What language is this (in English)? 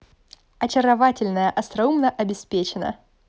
Russian